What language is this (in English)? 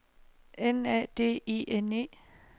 Danish